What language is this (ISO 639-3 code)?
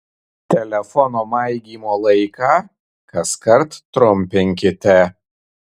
lit